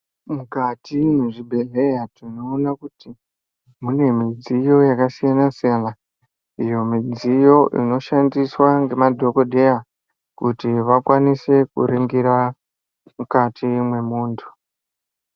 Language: Ndau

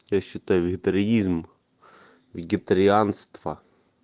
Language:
Russian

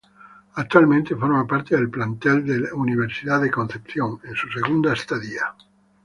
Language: Spanish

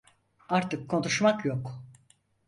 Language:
Turkish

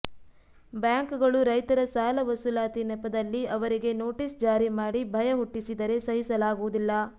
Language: Kannada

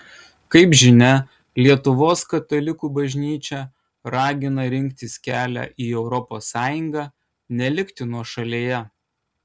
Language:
Lithuanian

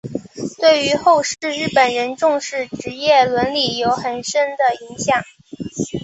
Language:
Chinese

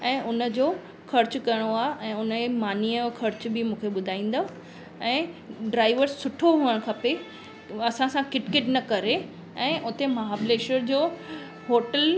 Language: Sindhi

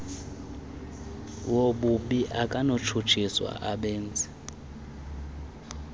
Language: Xhosa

